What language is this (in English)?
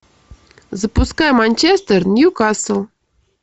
Russian